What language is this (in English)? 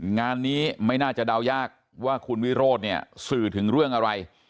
Thai